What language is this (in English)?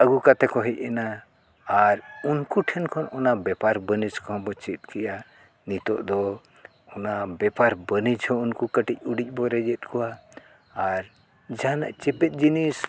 Santali